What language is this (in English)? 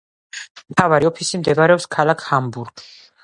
Georgian